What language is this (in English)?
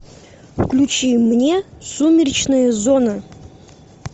Russian